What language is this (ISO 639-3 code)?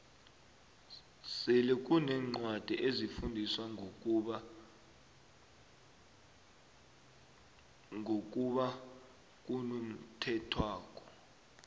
nbl